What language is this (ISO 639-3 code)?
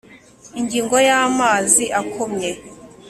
kin